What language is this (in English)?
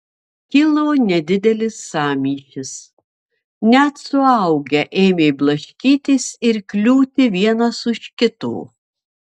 Lithuanian